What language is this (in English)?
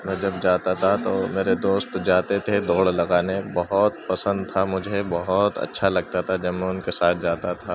Urdu